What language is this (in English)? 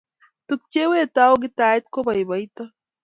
Kalenjin